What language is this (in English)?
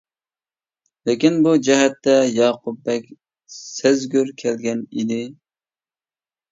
Uyghur